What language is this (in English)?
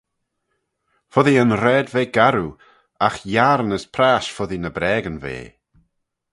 Manx